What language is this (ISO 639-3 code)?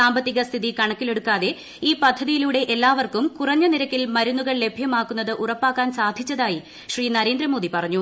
mal